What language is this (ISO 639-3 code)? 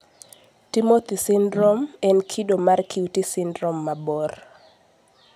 luo